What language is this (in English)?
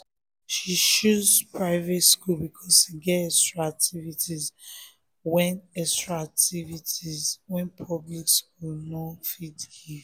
Nigerian Pidgin